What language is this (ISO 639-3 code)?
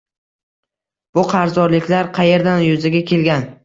uzb